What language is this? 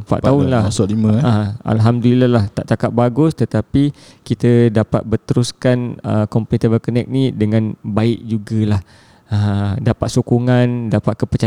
Malay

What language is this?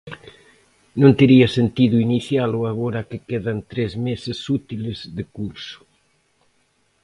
Galician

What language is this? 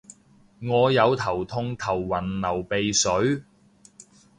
Cantonese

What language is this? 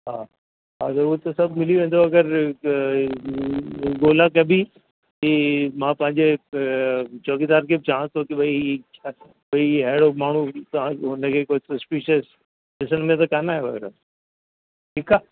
Sindhi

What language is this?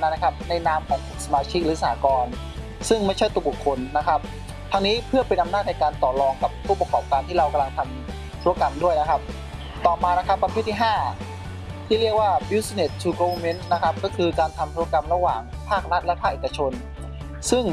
Thai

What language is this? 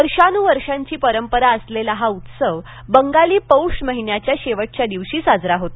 Marathi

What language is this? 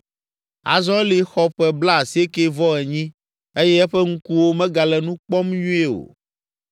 Ewe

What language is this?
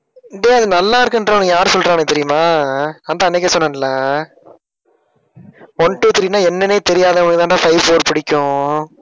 Tamil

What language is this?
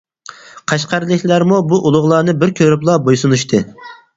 Uyghur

